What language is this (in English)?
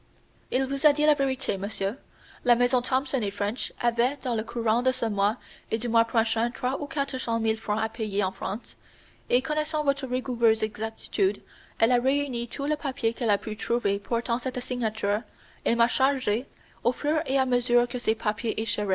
French